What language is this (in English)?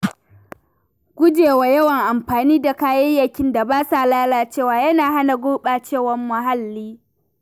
Hausa